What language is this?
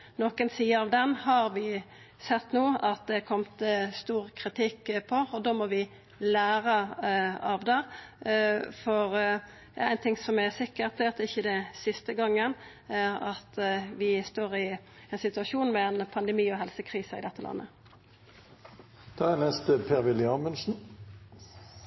Norwegian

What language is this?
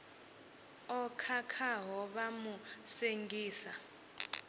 Venda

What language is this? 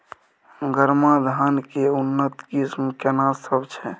Maithili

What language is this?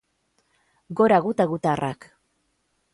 Basque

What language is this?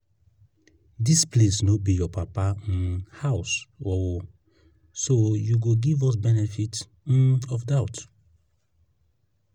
Nigerian Pidgin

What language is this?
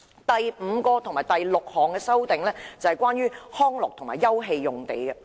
Cantonese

